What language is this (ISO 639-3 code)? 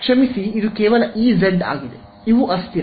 kan